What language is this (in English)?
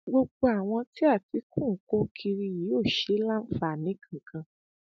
Yoruba